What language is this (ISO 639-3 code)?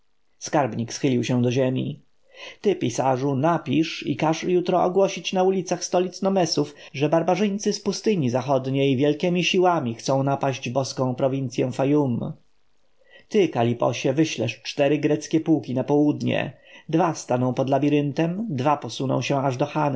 pol